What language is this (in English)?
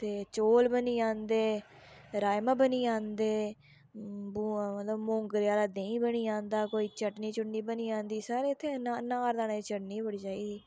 Dogri